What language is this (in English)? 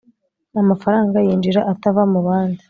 Kinyarwanda